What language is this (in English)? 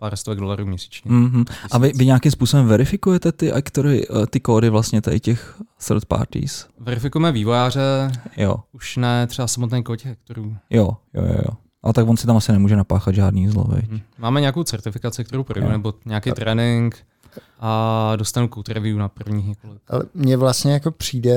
Czech